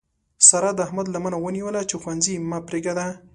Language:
Pashto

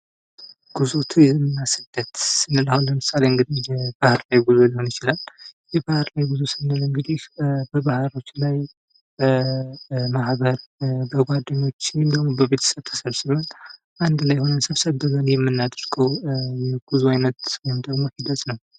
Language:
Amharic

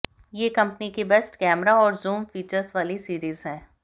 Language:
Hindi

